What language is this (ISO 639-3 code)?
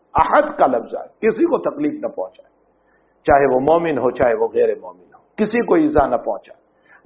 ara